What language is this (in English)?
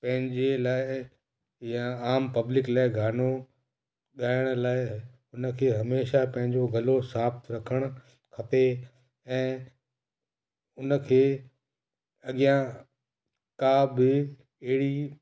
Sindhi